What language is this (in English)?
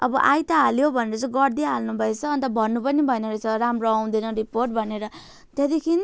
Nepali